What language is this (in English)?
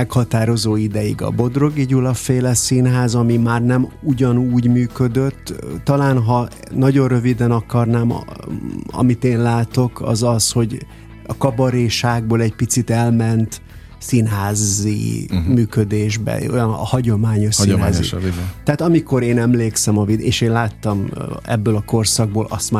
Hungarian